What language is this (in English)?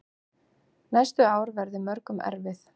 Icelandic